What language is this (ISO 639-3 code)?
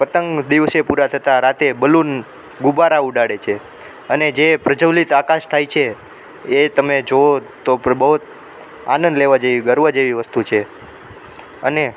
guj